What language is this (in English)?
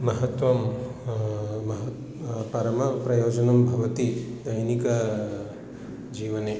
Sanskrit